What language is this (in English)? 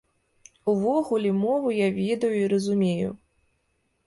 Belarusian